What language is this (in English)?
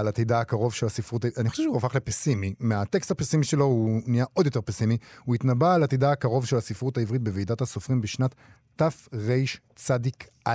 Hebrew